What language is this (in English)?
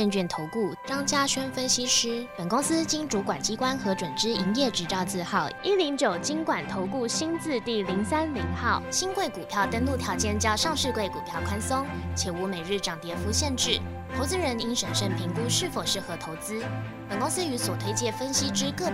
Chinese